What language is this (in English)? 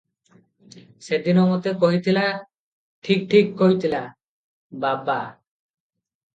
Odia